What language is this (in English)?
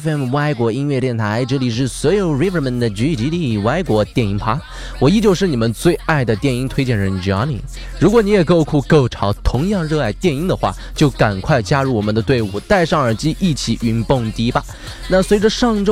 Chinese